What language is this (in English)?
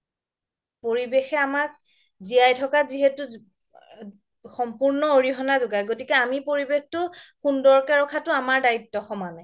Assamese